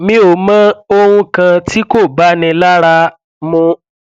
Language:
Yoruba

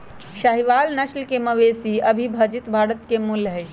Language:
Magahi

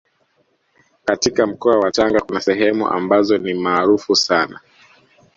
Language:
Swahili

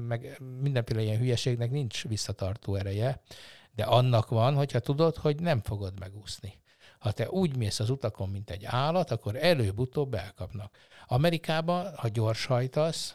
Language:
Hungarian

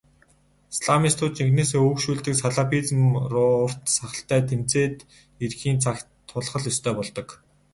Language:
Mongolian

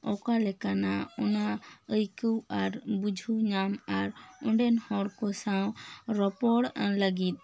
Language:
Santali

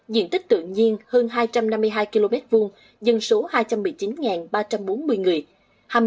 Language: Vietnamese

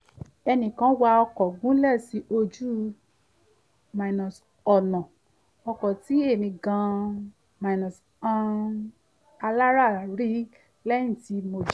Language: Yoruba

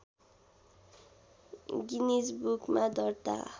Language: Nepali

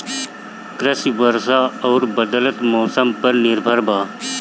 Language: Bhojpuri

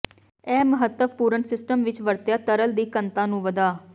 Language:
Punjabi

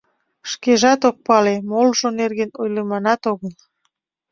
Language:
Mari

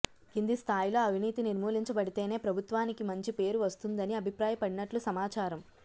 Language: Telugu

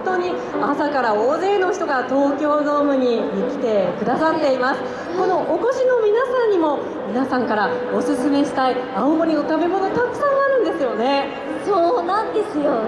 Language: Japanese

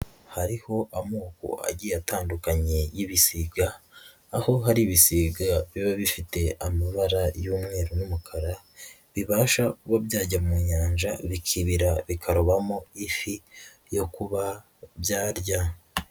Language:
Kinyarwanda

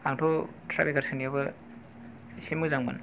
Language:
Bodo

